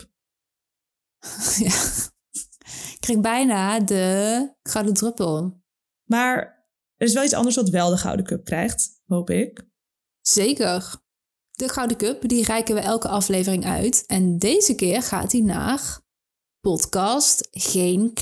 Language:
Dutch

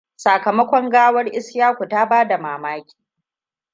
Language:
Hausa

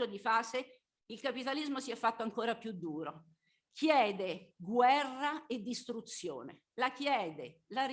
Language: Italian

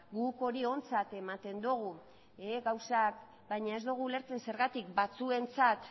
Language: Basque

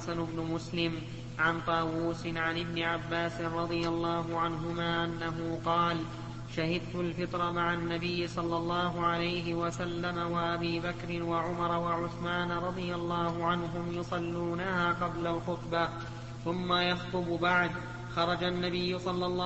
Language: Arabic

